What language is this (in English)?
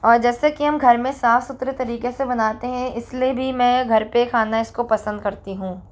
Hindi